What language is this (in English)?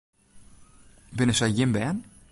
Western Frisian